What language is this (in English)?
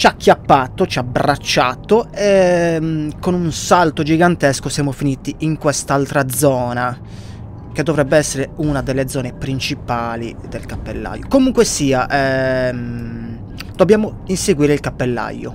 Italian